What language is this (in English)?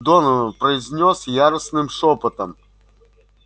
Russian